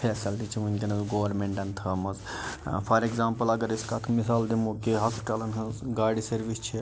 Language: Kashmiri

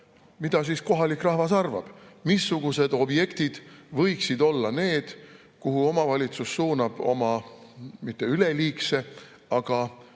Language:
Estonian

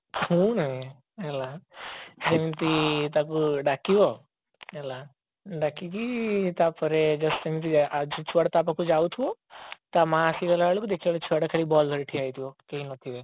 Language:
Odia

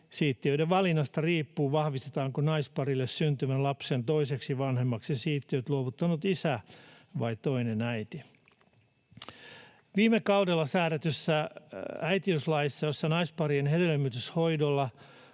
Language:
Finnish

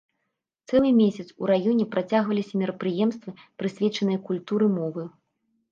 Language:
Belarusian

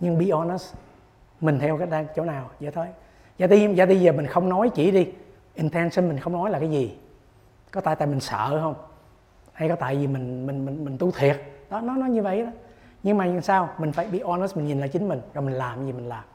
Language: Vietnamese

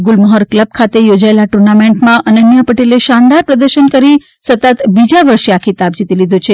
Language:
Gujarati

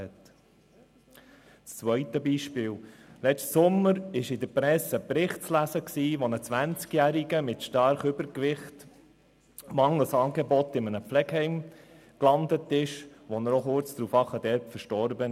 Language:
Swiss German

